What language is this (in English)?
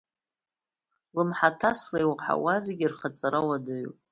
Abkhazian